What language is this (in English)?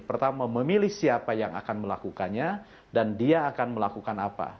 Indonesian